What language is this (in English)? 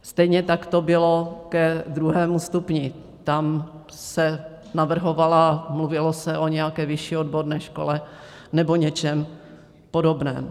Czech